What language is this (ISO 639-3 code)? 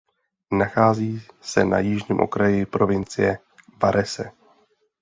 ces